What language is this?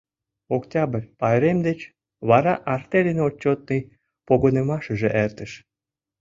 Mari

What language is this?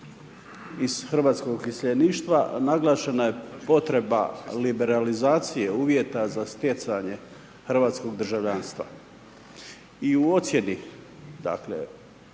Croatian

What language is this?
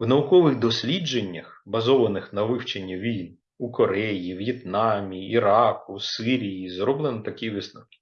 Ukrainian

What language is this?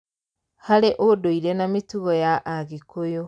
Kikuyu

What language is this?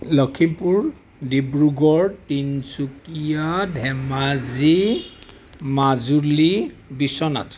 Assamese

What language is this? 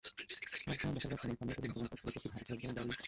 Bangla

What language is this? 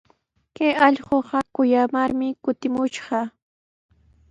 Sihuas Ancash Quechua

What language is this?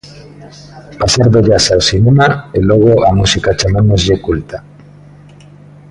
Galician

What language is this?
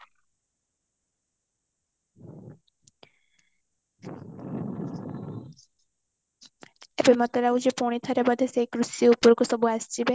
Odia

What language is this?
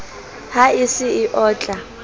Southern Sotho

